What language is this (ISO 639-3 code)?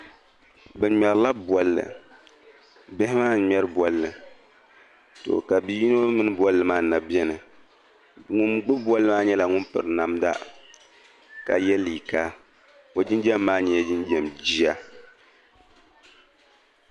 dag